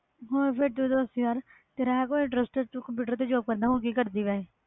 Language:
Punjabi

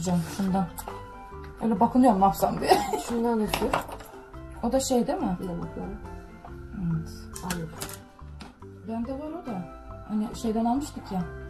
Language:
Turkish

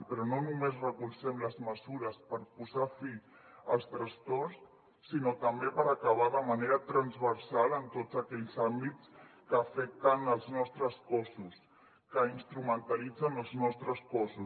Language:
Catalan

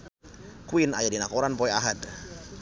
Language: Sundanese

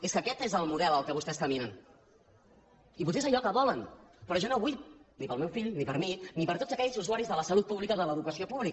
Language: Catalan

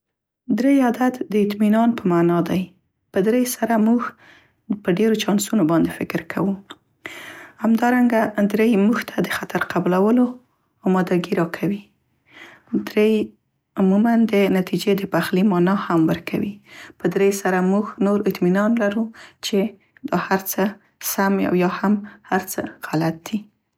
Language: Central Pashto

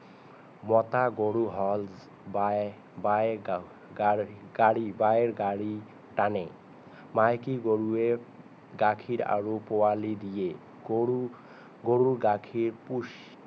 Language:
Assamese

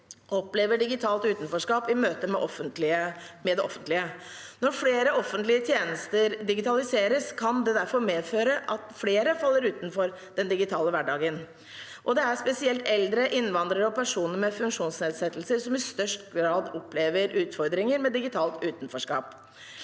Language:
Norwegian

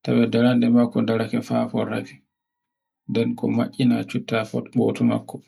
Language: Borgu Fulfulde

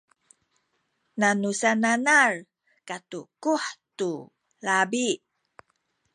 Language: Sakizaya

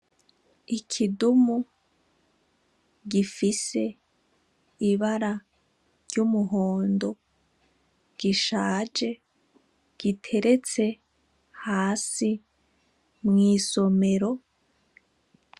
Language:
Rundi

